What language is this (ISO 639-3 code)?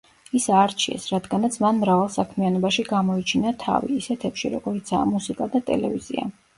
kat